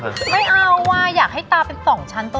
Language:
Thai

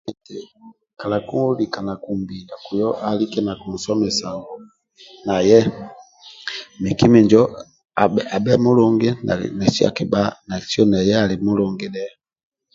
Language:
Amba (Uganda)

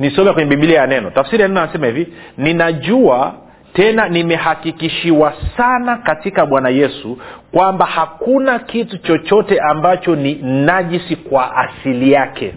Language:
Swahili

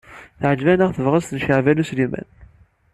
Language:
Kabyle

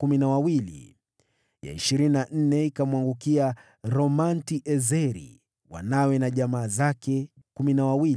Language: Swahili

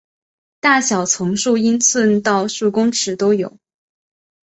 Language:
Chinese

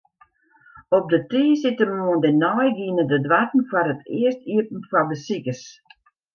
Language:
Western Frisian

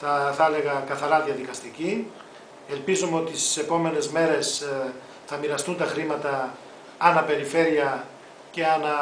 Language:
Greek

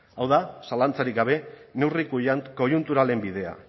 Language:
Basque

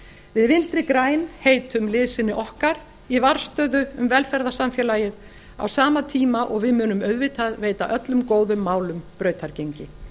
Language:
Icelandic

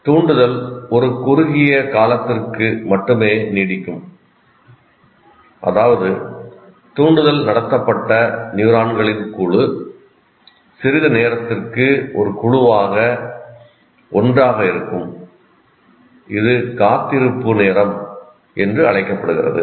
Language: Tamil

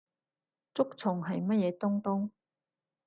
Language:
Cantonese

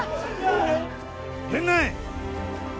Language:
Japanese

